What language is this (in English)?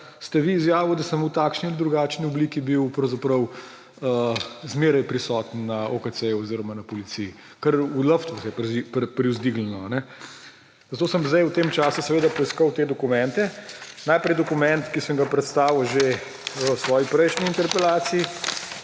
Slovenian